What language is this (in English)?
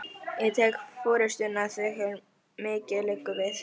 Icelandic